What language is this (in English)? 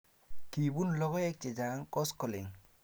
Kalenjin